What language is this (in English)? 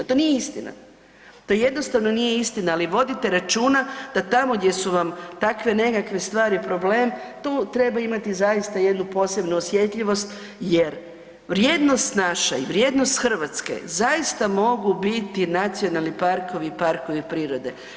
Croatian